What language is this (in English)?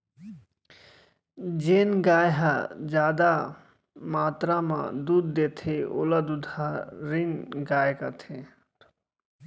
Chhattisgarhi